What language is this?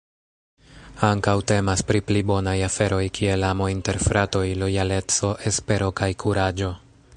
Esperanto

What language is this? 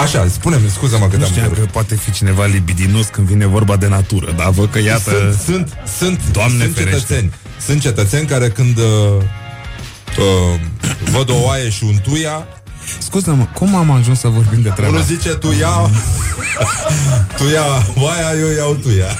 Romanian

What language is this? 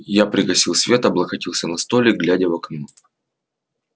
Russian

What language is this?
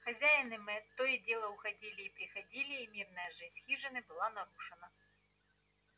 Russian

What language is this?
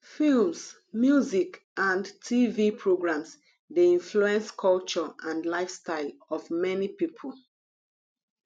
Nigerian Pidgin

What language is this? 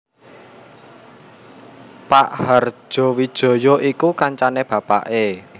Javanese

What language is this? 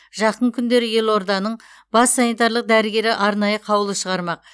Kazakh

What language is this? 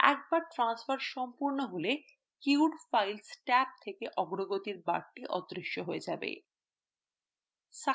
Bangla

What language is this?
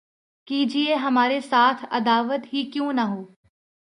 Urdu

